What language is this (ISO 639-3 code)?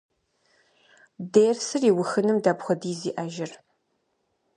kbd